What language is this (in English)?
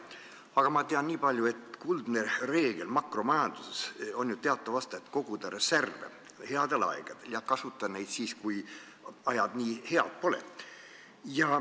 Estonian